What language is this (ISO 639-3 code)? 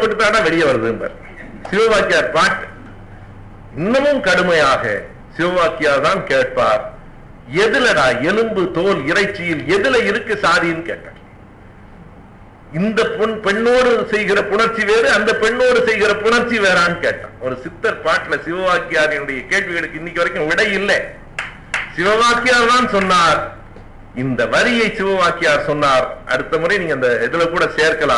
tam